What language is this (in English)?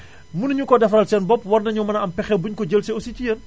Wolof